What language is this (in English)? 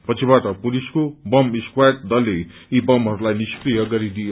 Nepali